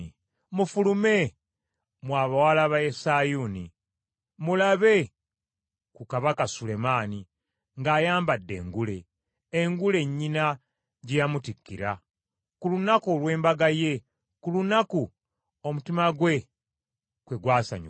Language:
Ganda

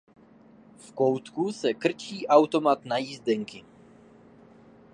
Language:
Czech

